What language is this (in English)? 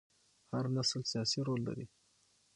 Pashto